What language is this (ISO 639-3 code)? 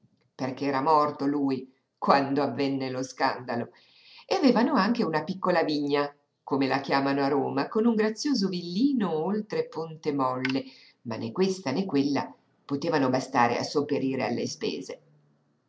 ita